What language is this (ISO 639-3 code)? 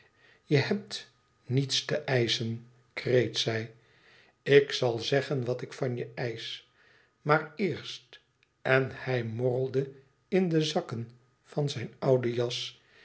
nld